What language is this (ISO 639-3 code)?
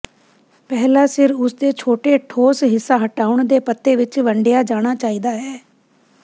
pan